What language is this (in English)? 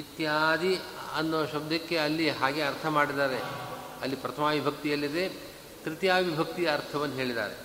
Kannada